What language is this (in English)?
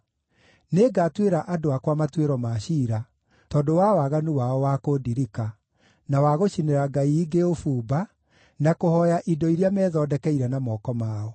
Kikuyu